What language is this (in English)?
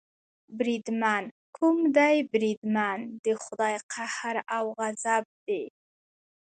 Pashto